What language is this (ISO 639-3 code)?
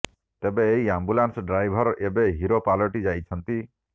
ori